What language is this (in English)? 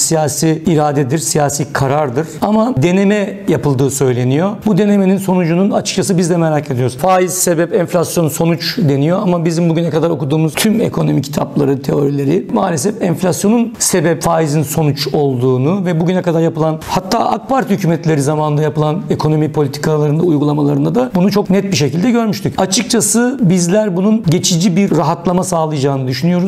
Turkish